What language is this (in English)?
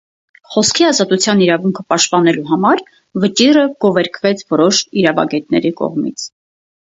Armenian